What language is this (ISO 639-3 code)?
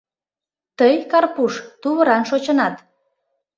chm